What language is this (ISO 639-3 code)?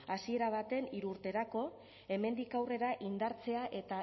eus